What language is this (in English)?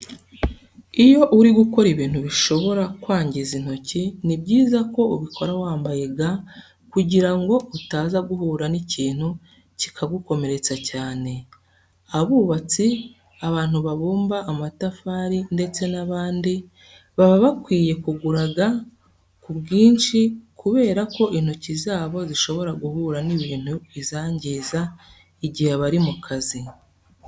Kinyarwanda